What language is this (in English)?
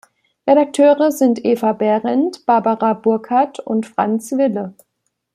German